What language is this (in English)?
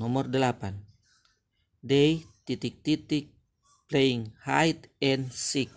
Indonesian